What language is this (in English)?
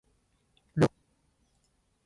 Esperanto